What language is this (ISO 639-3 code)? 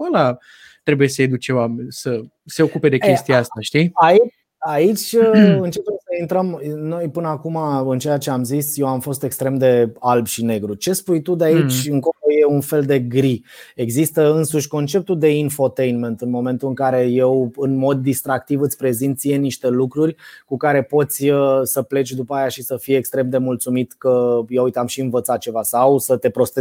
ron